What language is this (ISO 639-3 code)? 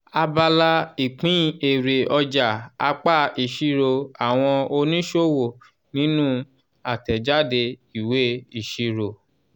yor